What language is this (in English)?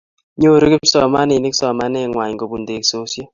Kalenjin